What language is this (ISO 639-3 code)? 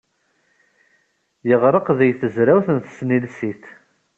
kab